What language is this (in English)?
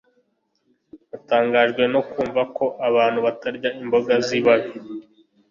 Kinyarwanda